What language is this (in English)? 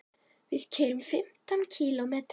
Icelandic